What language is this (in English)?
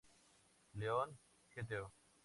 Spanish